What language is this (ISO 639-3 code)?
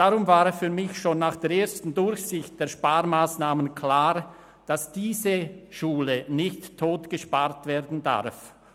gsw